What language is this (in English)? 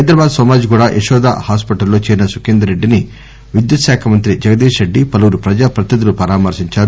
Telugu